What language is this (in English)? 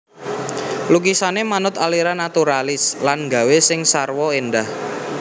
Javanese